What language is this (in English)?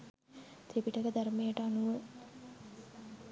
Sinhala